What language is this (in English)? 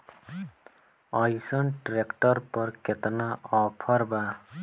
Bhojpuri